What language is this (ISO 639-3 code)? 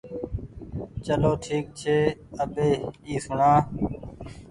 gig